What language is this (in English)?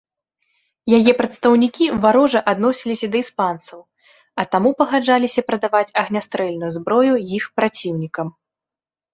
Belarusian